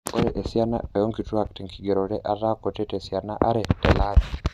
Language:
Masai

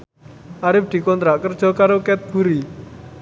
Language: Javanese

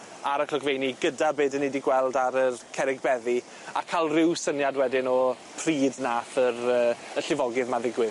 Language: Welsh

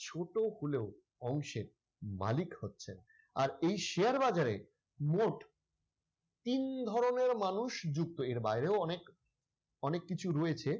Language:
Bangla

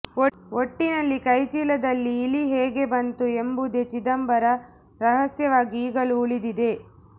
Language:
Kannada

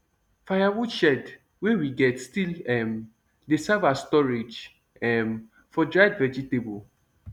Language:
Nigerian Pidgin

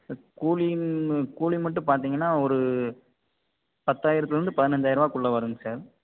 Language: Tamil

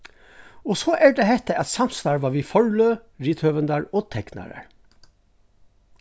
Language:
Faroese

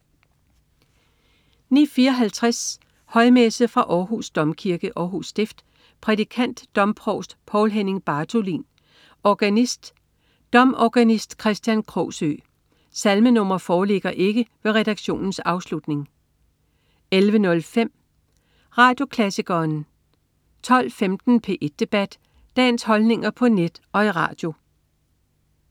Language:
Danish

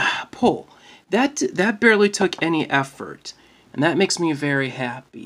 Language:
English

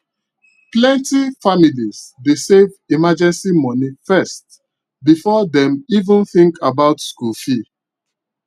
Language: Nigerian Pidgin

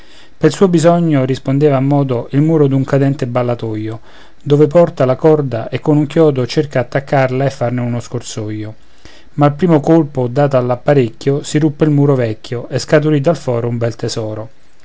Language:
Italian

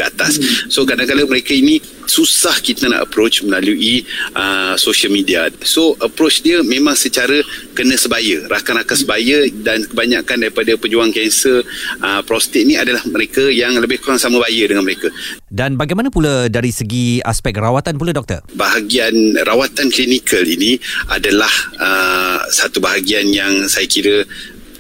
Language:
Malay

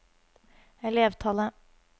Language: Norwegian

